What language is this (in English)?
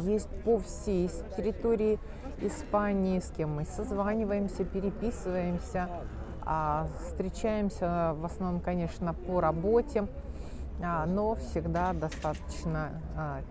Russian